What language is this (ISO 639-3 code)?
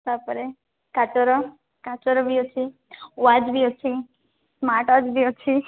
ori